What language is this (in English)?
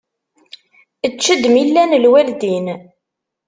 Kabyle